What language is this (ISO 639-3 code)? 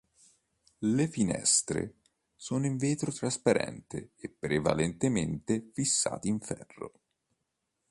ita